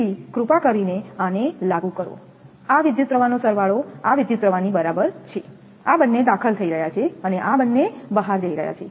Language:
Gujarati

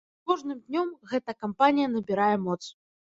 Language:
Belarusian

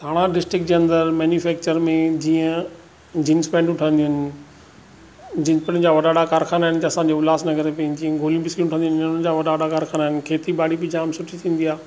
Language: Sindhi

